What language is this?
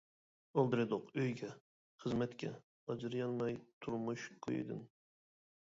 Uyghur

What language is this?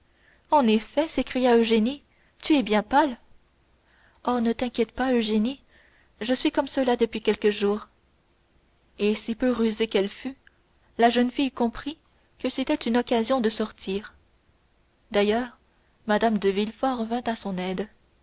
French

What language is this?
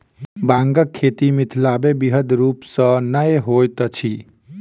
Maithili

